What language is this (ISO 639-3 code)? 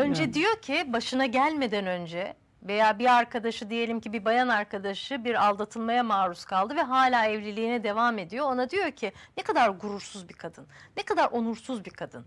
tur